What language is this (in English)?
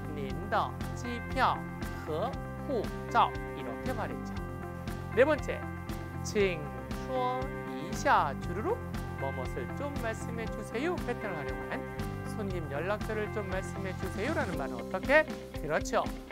Korean